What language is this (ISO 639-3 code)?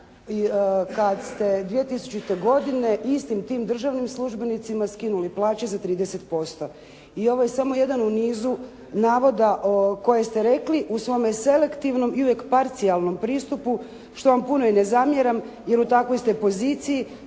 hrv